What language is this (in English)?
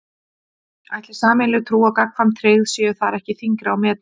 Icelandic